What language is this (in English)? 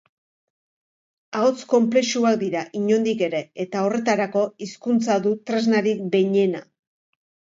Basque